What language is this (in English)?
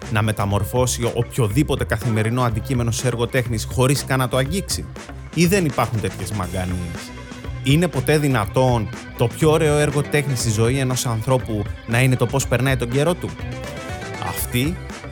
Greek